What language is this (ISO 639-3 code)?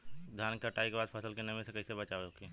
bho